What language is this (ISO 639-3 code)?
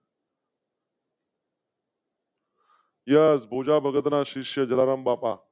guj